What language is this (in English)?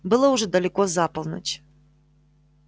Russian